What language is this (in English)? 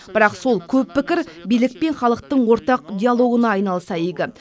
Kazakh